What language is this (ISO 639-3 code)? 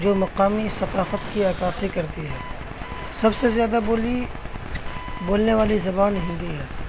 urd